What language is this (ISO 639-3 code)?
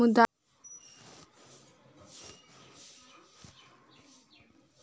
mai